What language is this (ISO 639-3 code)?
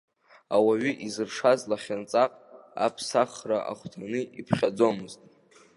abk